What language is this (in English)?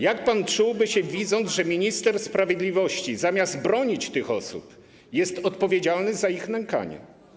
Polish